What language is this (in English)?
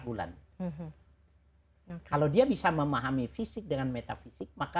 Indonesian